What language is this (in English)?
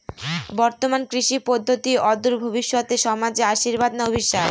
Bangla